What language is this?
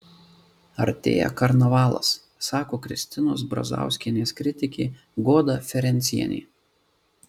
Lithuanian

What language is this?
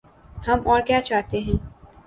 Urdu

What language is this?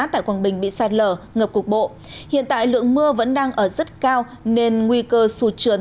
Vietnamese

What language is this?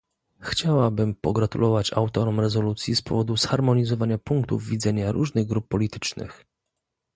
Polish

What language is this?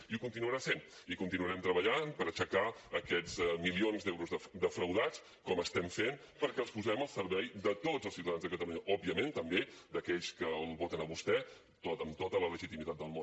Catalan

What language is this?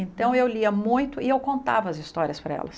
Portuguese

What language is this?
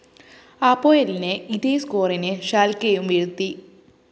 Malayalam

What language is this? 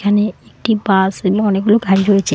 Bangla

